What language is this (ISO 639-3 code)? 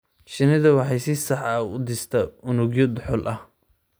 som